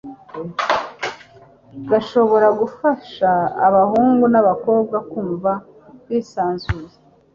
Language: Kinyarwanda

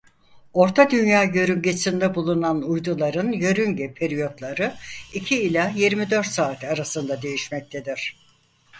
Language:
Turkish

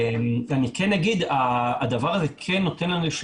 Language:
Hebrew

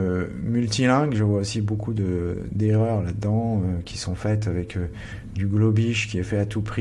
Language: French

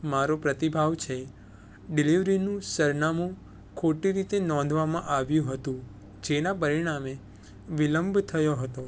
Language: Gujarati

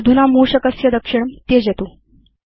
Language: Sanskrit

